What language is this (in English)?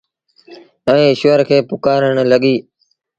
Sindhi Bhil